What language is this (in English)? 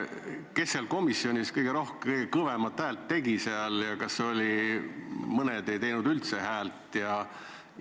Estonian